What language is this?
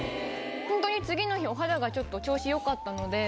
Japanese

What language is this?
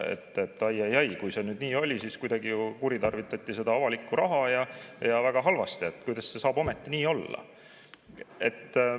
Estonian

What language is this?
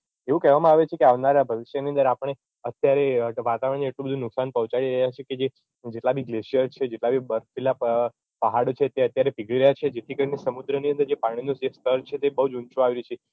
Gujarati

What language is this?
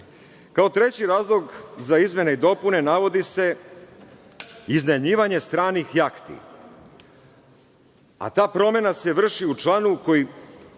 Serbian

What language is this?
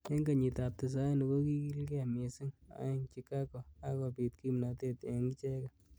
Kalenjin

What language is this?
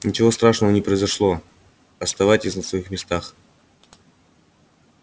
Russian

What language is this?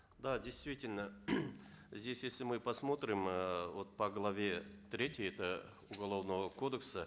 Kazakh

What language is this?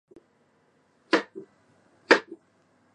Japanese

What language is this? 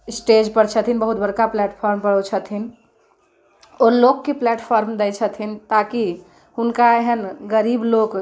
Maithili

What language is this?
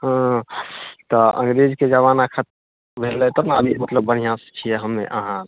Maithili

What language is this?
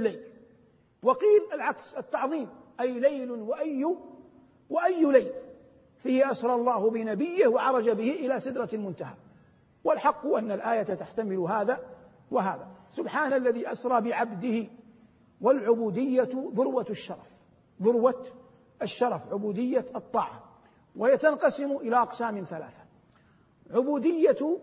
Arabic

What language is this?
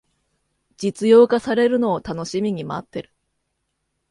Japanese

